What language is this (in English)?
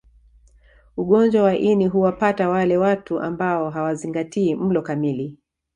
Swahili